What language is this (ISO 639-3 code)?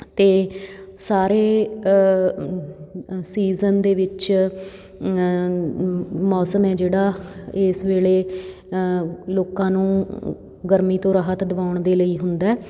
pan